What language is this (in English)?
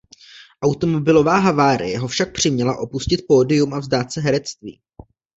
Czech